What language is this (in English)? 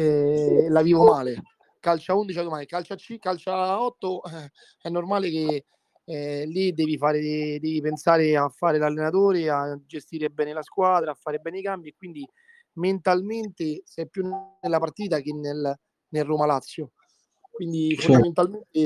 Italian